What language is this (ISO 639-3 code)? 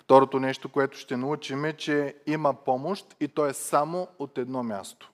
bul